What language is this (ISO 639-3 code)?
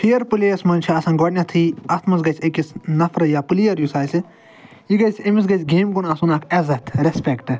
kas